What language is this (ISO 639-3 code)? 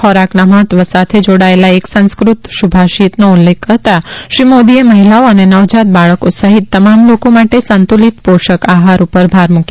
guj